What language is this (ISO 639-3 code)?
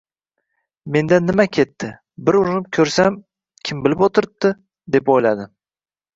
uzb